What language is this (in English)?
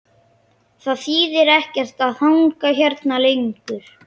Icelandic